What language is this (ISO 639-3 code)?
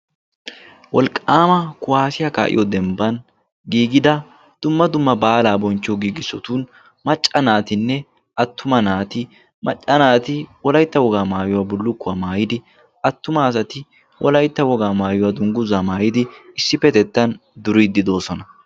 wal